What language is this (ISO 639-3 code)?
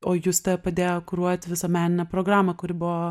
lit